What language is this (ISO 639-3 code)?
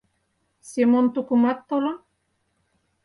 chm